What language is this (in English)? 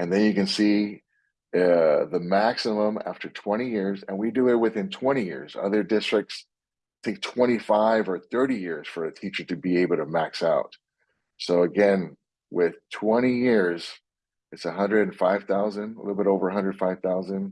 English